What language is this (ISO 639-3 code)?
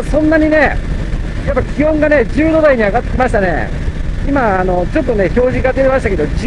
jpn